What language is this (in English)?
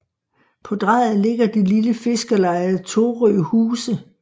Danish